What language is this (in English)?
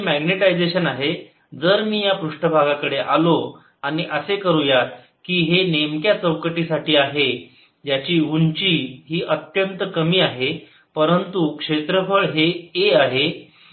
Marathi